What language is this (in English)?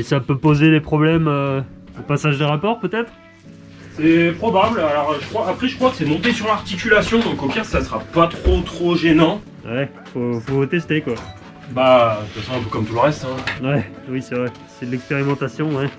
French